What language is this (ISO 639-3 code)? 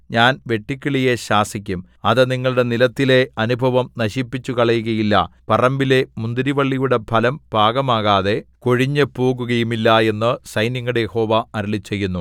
mal